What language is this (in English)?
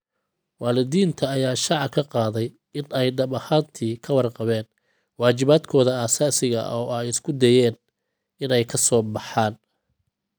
Somali